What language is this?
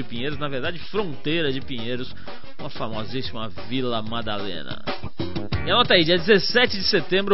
Portuguese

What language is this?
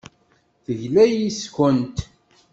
Kabyle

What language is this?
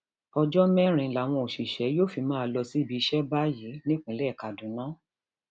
Yoruba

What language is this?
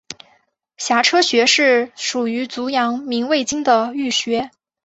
Chinese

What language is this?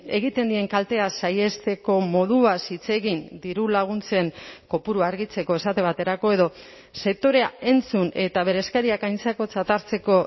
Basque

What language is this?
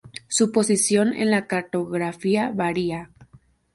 Spanish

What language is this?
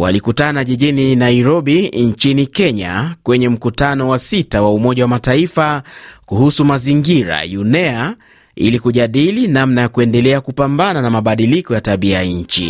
Swahili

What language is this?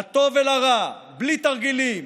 Hebrew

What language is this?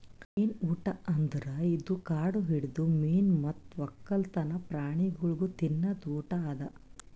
Kannada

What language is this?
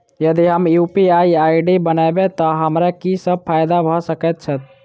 Maithili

